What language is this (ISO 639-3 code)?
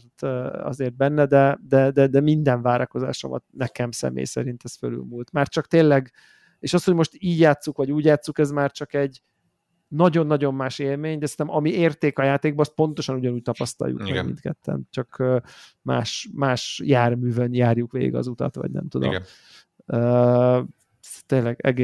hun